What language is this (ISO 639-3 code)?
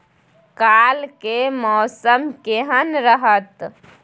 mai